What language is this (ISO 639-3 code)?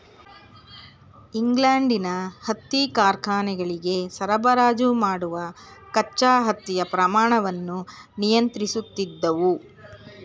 kan